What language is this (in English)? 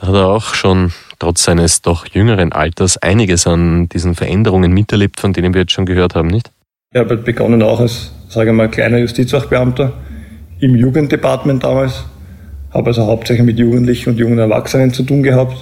German